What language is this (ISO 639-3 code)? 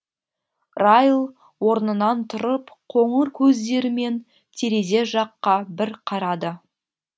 kaz